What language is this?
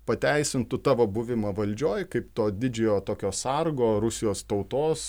Lithuanian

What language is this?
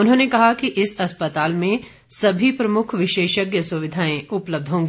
Hindi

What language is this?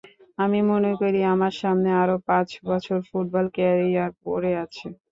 Bangla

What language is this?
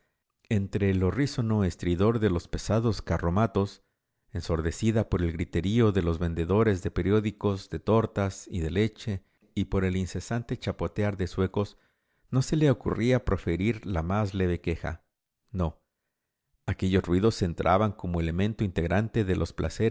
Spanish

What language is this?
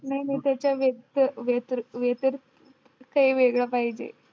Marathi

